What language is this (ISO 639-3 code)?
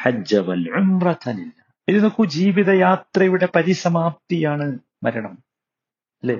mal